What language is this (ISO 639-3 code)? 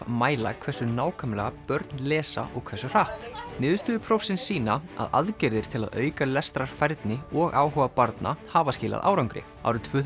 isl